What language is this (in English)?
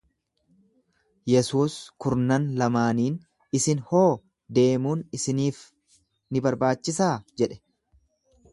Oromo